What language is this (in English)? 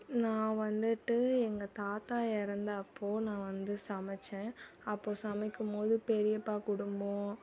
Tamil